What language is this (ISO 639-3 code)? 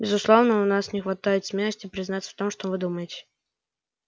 rus